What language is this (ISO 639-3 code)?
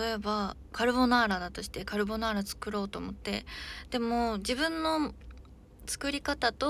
jpn